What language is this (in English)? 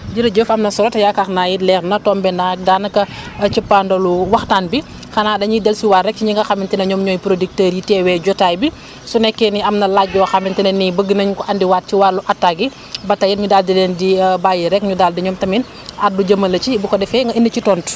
Wolof